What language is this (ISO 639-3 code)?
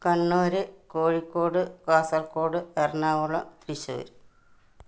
mal